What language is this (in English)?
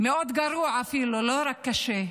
Hebrew